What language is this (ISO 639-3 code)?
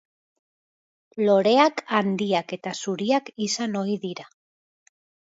eus